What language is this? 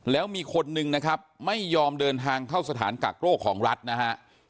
Thai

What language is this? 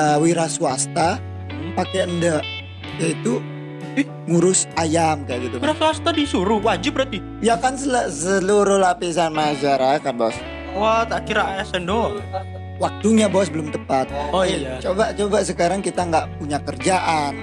Indonesian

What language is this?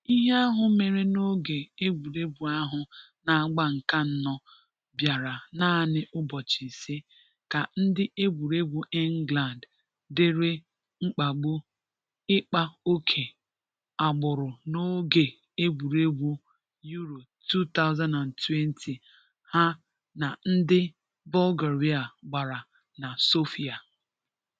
Igbo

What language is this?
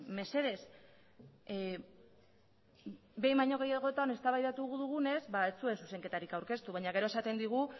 Basque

